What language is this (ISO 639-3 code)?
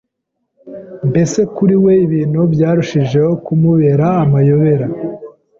kin